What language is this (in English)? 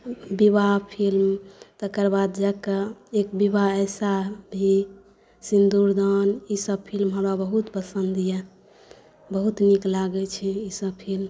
Maithili